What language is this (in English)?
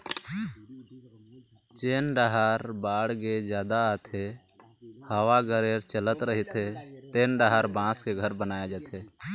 Chhattisgarhi